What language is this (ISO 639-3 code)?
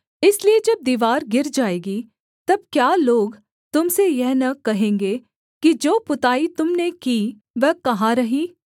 hin